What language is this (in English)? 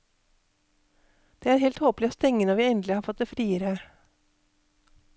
Norwegian